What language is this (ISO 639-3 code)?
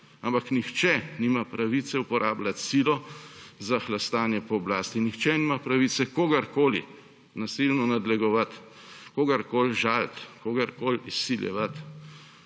slv